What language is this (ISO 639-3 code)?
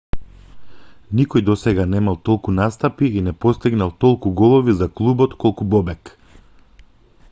mkd